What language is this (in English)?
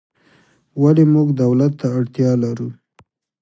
Pashto